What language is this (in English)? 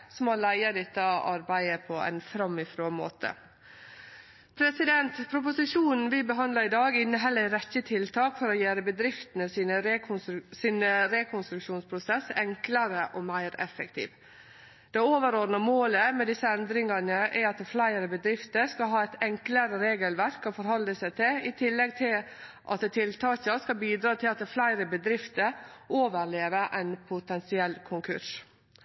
Norwegian Nynorsk